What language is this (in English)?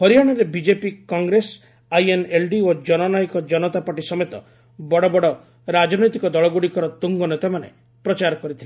Odia